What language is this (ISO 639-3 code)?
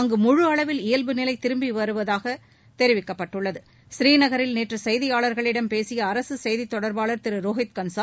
tam